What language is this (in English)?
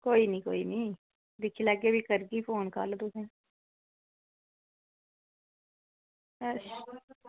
Dogri